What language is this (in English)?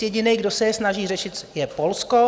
Czech